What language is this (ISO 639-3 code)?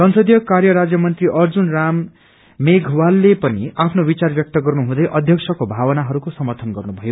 nep